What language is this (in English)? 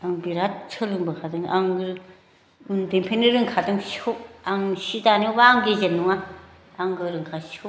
Bodo